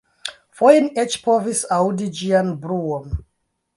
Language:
Esperanto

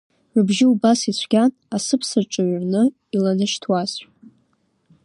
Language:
Abkhazian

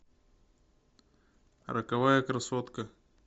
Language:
Russian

